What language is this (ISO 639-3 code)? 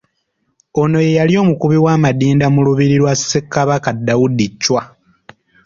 lug